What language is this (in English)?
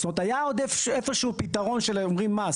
Hebrew